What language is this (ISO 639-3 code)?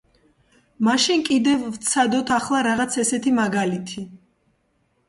kat